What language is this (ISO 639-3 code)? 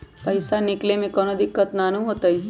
mag